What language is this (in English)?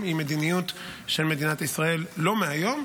Hebrew